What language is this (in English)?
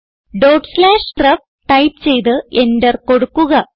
Malayalam